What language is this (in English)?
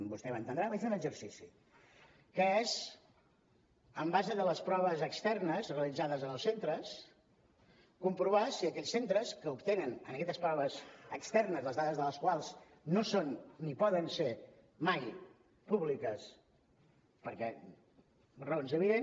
Catalan